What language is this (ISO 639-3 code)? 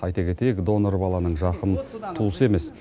kaz